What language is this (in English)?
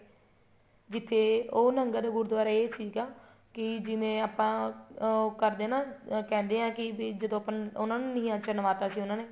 Punjabi